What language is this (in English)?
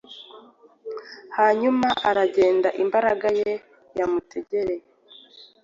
Kinyarwanda